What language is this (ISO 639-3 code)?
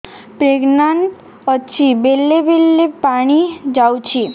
ori